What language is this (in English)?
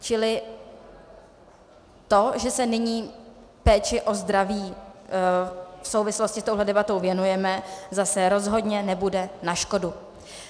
Czech